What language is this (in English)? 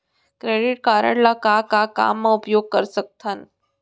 Chhattisgarhi